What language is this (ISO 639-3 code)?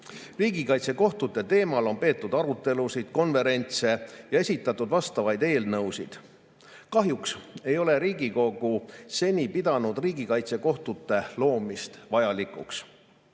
est